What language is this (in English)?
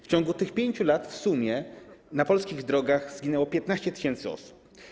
Polish